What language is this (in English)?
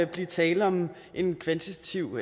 Danish